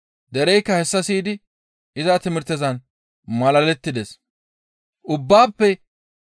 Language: Gamo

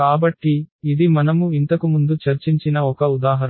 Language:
Telugu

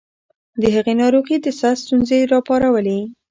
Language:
Pashto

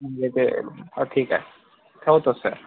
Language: Marathi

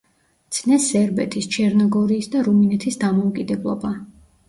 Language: Georgian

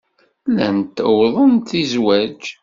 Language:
Kabyle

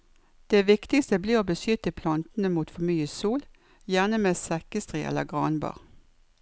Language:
Norwegian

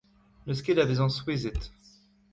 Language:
Breton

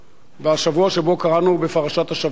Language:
Hebrew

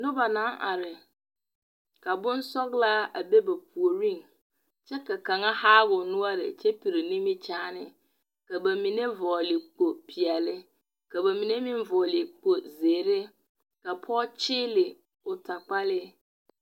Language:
Southern Dagaare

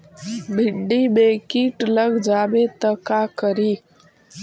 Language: Magahi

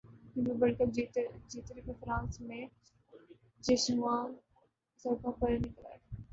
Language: Urdu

